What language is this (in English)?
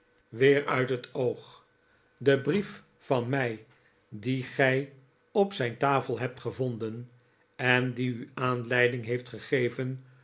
Dutch